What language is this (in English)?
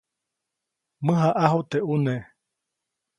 Copainalá Zoque